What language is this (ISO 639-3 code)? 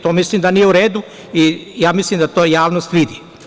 srp